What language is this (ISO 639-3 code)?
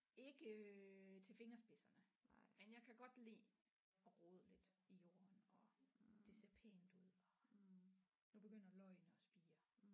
dan